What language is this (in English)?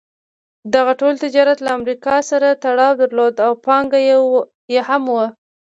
Pashto